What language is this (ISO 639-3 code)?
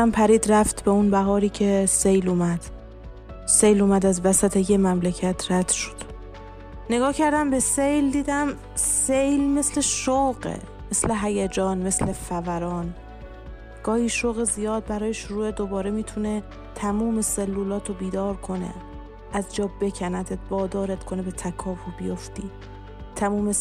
fas